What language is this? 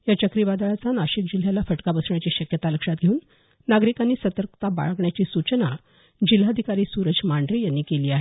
Marathi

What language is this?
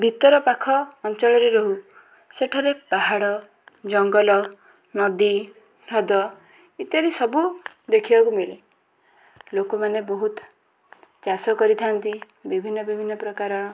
Odia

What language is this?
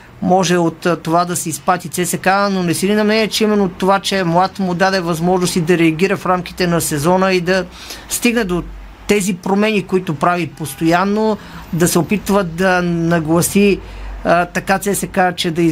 Bulgarian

